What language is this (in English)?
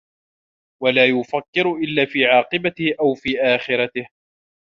Arabic